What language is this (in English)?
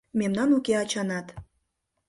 Mari